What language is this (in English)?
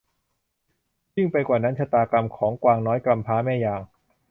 Thai